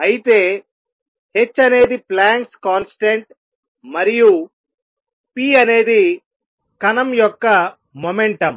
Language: Telugu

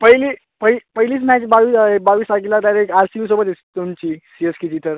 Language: Marathi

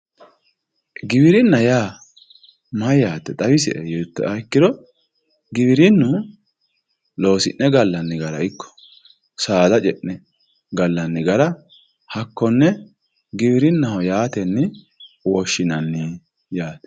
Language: Sidamo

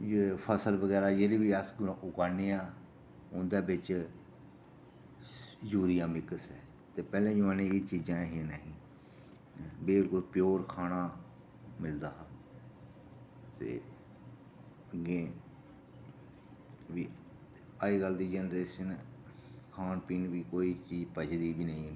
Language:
Dogri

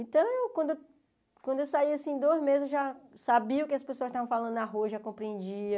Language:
Portuguese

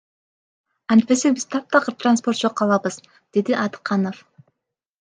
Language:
Kyrgyz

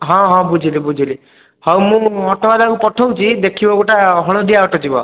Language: Odia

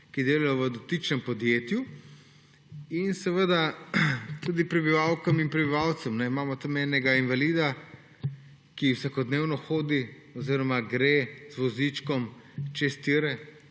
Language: Slovenian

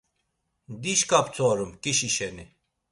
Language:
Laz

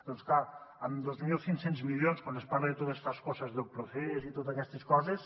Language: Catalan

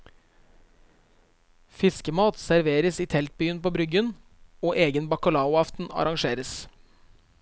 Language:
Norwegian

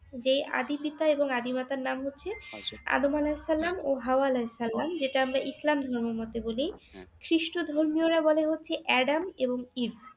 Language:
Bangla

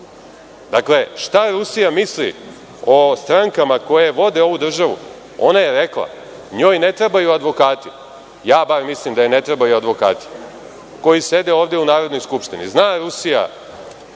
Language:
Serbian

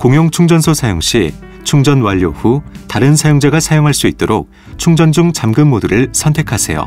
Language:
Korean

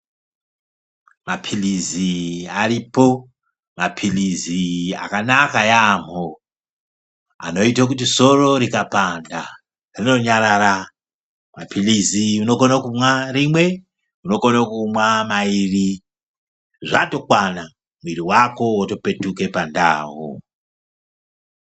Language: Ndau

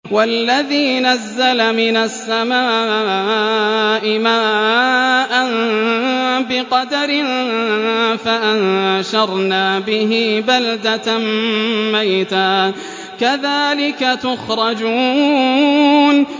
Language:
Arabic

